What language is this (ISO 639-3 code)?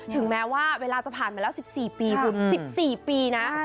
tha